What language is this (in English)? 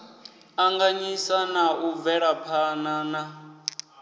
Venda